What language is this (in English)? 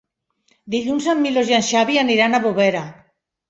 Catalan